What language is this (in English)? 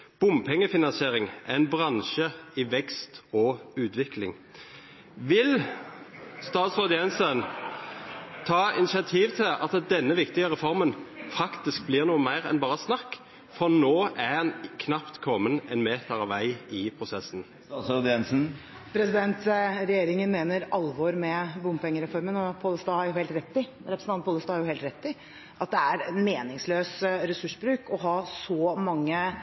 Norwegian Bokmål